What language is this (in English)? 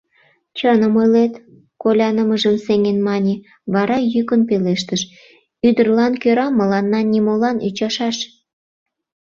Mari